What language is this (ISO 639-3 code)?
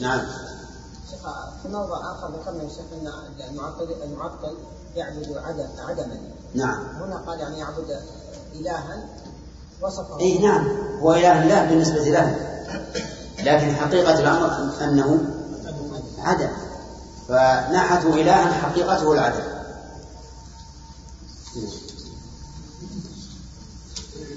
ara